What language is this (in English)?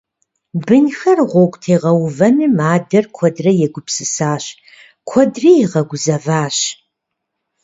Kabardian